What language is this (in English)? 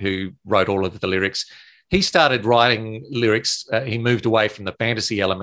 English